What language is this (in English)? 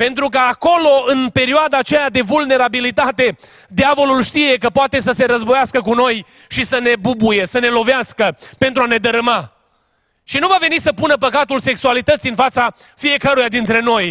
Romanian